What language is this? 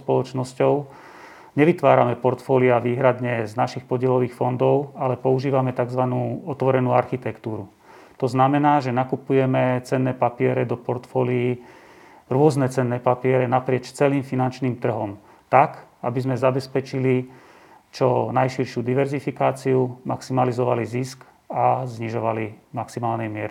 Slovak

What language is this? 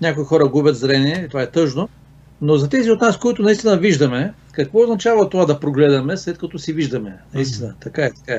Bulgarian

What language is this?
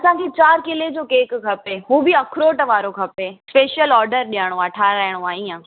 Sindhi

